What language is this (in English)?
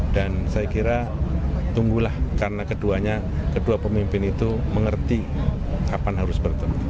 Indonesian